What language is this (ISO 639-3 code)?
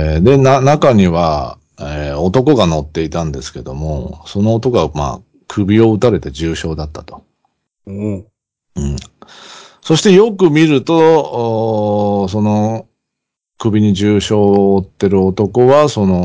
jpn